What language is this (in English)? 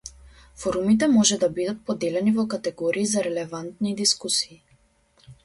Macedonian